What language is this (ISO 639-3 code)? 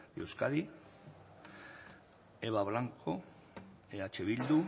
eus